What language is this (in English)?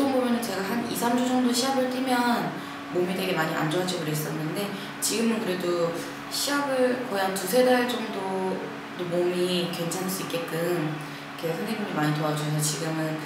Korean